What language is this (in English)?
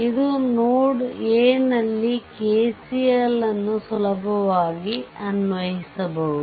Kannada